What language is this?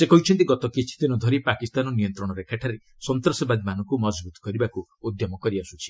Odia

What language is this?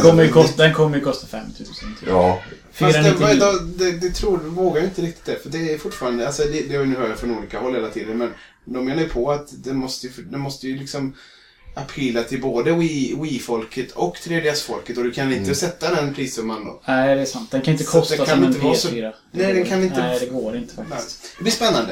Swedish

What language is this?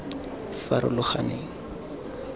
Tswana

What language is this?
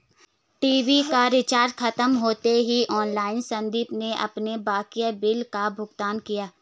Hindi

